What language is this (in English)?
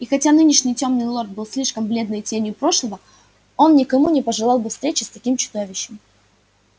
Russian